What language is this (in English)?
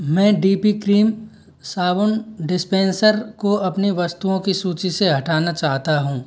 Hindi